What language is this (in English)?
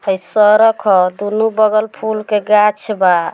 Bhojpuri